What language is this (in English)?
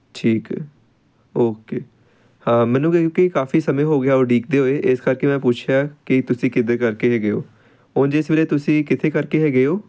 Punjabi